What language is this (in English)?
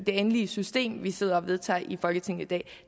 Danish